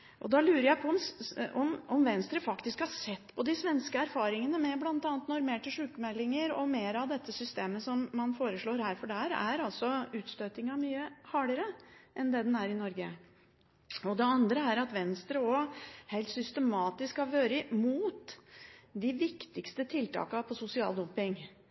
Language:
Norwegian Bokmål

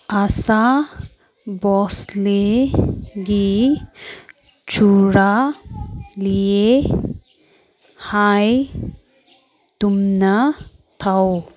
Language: Manipuri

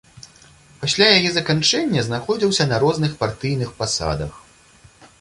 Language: Belarusian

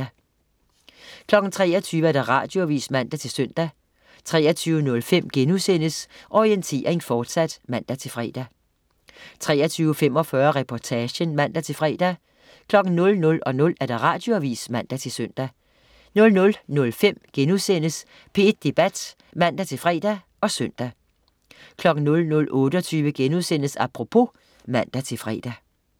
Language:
Danish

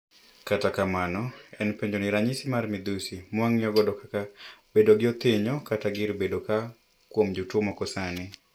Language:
Luo (Kenya and Tanzania)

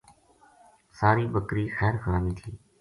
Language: Gujari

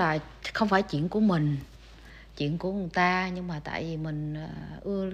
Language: Vietnamese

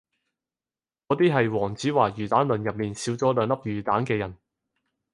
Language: Cantonese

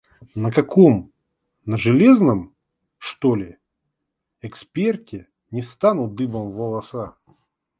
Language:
Russian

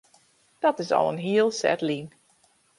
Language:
Western Frisian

